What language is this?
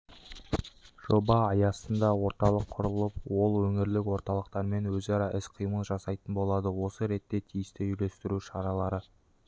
Kazakh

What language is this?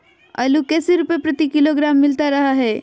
Magahi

